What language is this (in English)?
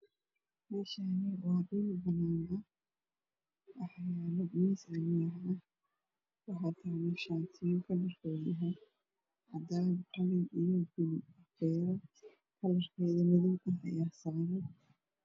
Somali